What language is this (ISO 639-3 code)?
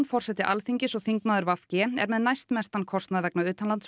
isl